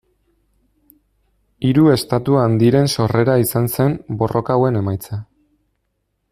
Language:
Basque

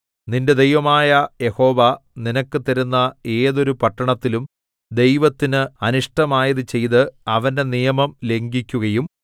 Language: Malayalam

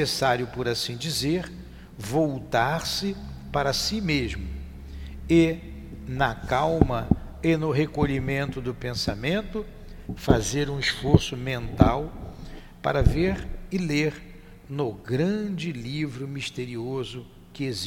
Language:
Portuguese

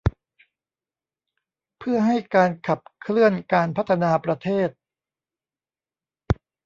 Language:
Thai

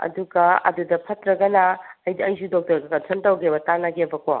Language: Manipuri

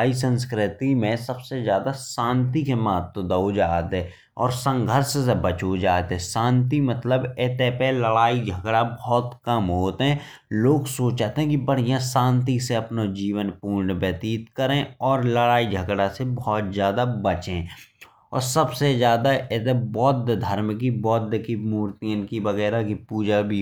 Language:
Bundeli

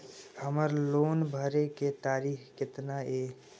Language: Maithili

